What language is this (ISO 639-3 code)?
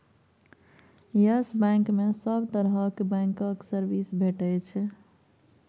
mai